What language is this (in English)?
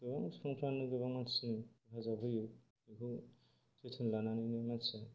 Bodo